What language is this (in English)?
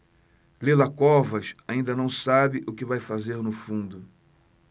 Portuguese